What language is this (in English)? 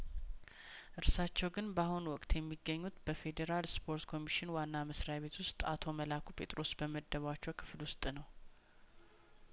Amharic